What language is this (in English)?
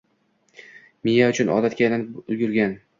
Uzbek